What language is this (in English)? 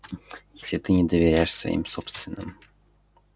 Russian